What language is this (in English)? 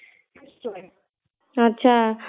Odia